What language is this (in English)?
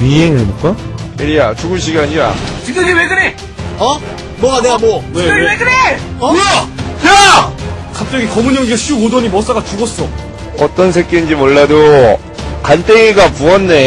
Korean